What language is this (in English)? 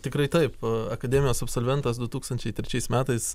Lithuanian